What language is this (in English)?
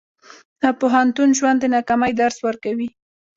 Pashto